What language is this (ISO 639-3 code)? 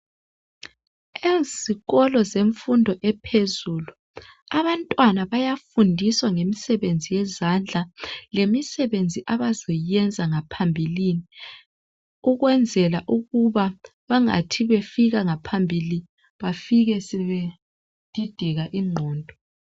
nde